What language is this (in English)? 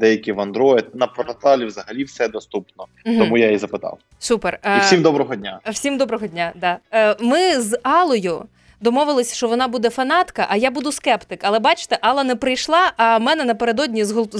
Ukrainian